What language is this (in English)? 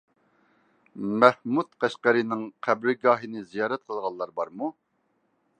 Uyghur